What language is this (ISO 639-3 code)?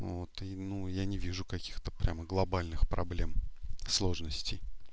rus